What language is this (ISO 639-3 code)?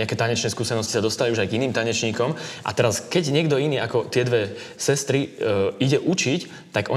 slk